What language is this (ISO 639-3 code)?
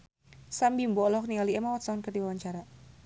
sun